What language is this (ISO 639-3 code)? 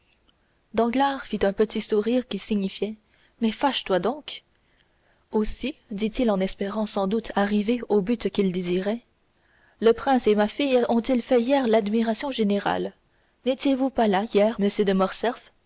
fra